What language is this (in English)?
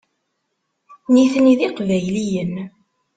Kabyle